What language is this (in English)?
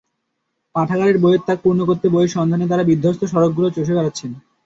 Bangla